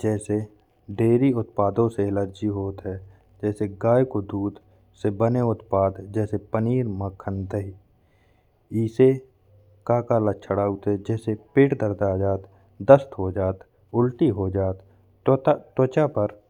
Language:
Bundeli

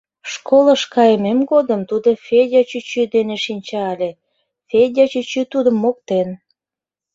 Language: Mari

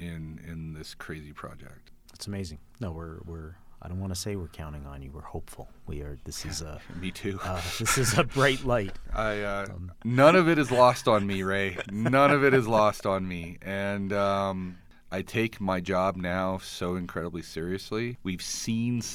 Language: English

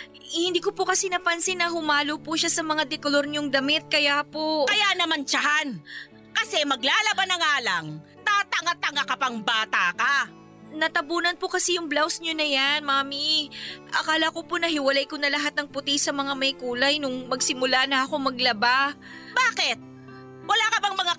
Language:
Filipino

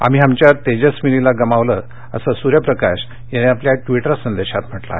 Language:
Marathi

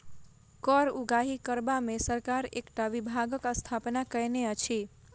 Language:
Maithili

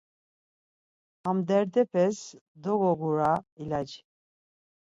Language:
Laz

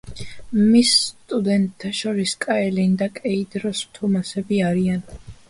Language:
Georgian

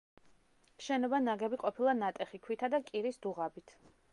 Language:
Georgian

